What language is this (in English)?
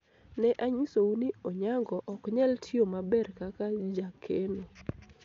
Luo (Kenya and Tanzania)